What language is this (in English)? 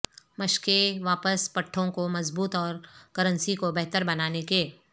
Urdu